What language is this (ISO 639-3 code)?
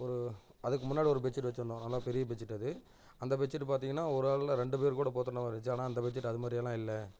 tam